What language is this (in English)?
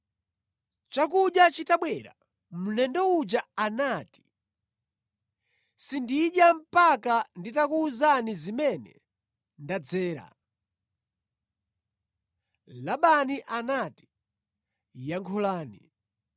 Nyanja